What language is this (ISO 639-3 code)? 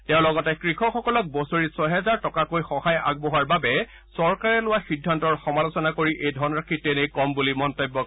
asm